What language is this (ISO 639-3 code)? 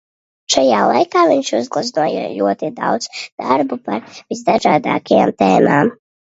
lav